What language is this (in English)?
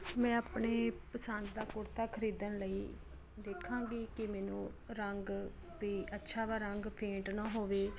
Punjabi